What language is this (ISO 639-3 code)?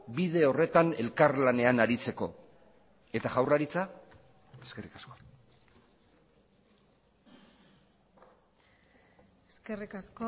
eus